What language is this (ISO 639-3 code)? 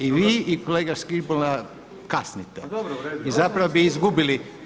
hrv